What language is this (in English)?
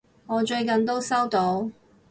Cantonese